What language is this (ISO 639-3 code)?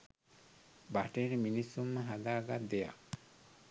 sin